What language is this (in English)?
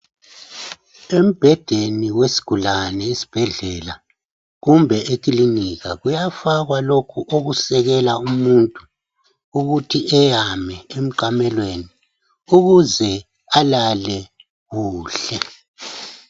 North Ndebele